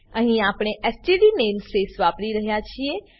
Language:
Gujarati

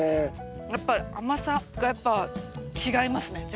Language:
Japanese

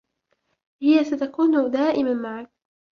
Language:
Arabic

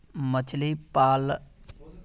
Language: Magahi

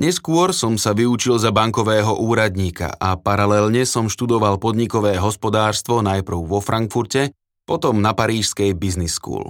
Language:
Slovak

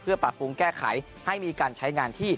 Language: Thai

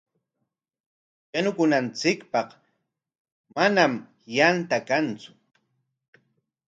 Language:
Corongo Ancash Quechua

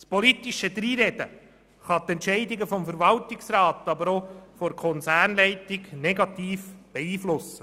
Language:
Swiss German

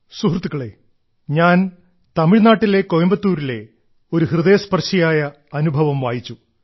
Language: Malayalam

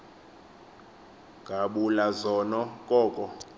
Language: Xhosa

